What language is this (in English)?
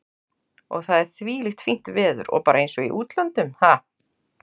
Icelandic